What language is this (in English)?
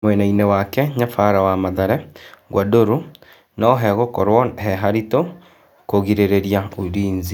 Kikuyu